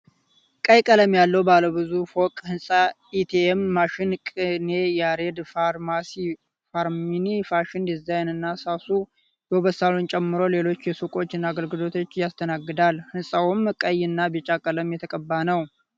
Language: Amharic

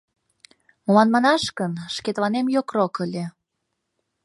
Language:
Mari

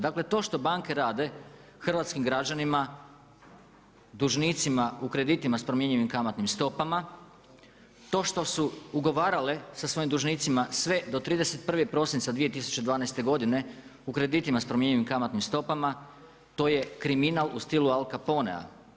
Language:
Croatian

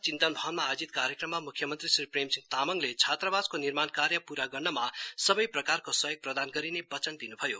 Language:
Nepali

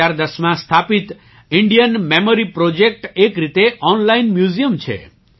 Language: Gujarati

